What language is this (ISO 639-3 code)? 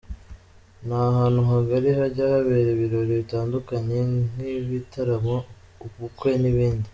kin